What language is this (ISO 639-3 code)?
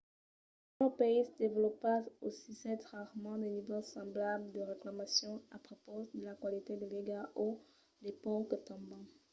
oci